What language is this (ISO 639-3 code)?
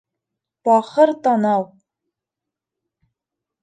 bak